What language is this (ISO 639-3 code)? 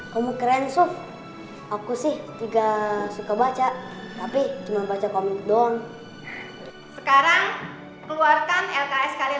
ind